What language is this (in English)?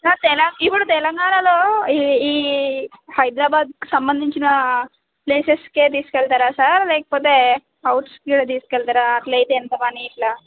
Telugu